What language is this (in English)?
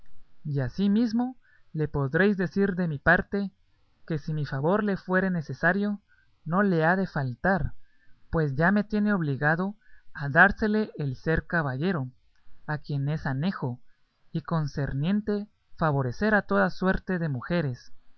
Spanish